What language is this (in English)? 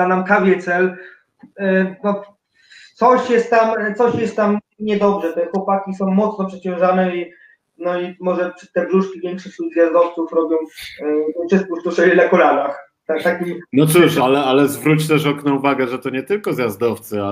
Polish